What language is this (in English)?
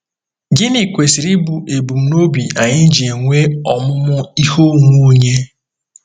Igbo